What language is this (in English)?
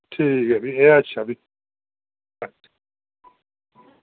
Dogri